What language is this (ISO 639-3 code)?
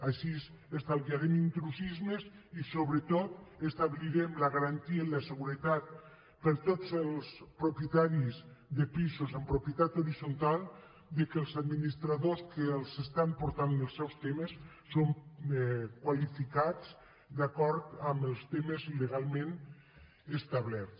cat